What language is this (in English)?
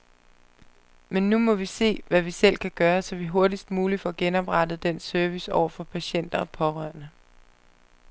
Danish